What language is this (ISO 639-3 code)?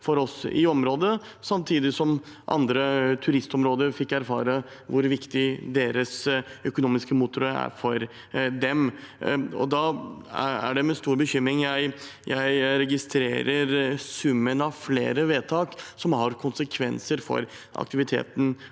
nor